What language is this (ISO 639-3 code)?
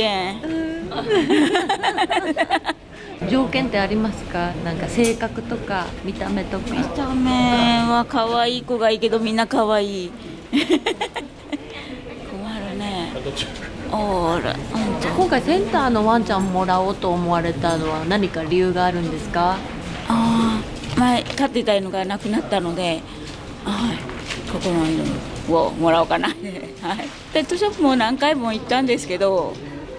jpn